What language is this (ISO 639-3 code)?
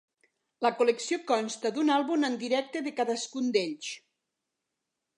cat